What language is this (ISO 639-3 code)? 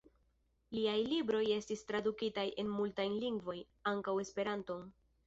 epo